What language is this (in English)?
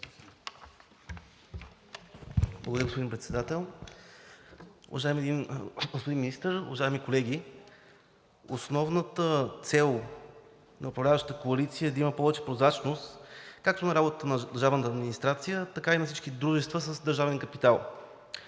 Bulgarian